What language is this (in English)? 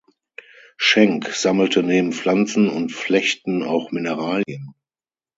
German